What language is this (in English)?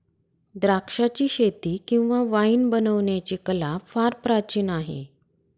Marathi